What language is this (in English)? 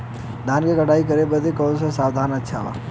Bhojpuri